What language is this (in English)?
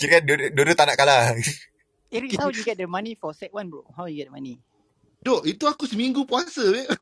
Malay